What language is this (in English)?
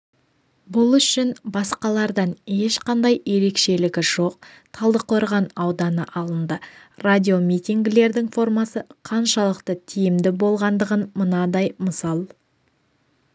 Kazakh